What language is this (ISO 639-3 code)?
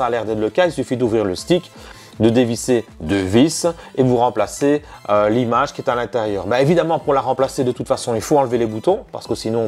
fra